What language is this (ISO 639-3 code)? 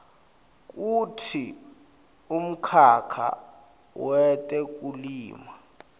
ssw